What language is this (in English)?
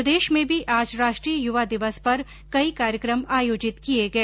Hindi